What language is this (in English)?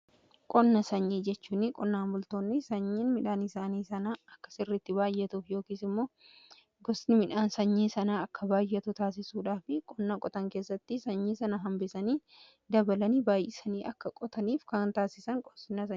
Oromo